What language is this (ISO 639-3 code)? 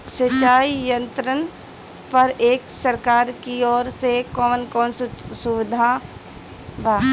bho